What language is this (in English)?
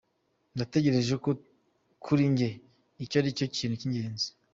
Kinyarwanda